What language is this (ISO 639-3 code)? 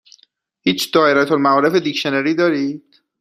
fas